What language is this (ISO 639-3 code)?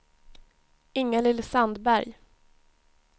swe